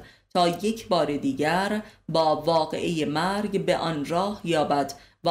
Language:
Persian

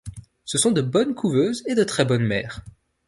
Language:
French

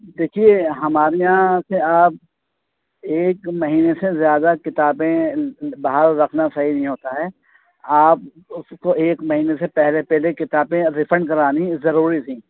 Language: Urdu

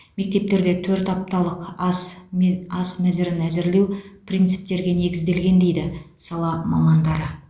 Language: Kazakh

